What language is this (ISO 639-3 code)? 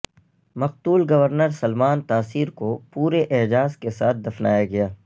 urd